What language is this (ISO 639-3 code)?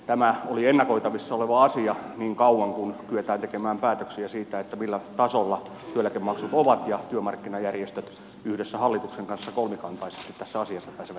fin